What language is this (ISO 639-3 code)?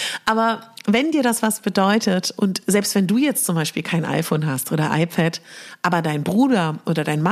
deu